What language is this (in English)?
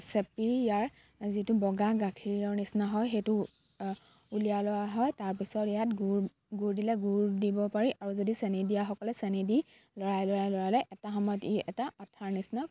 Assamese